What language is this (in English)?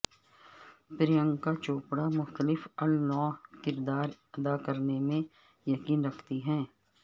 Urdu